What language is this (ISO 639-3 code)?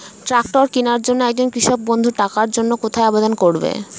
ben